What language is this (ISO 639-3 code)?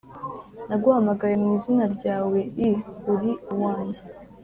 kin